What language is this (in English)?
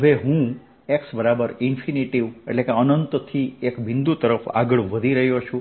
Gujarati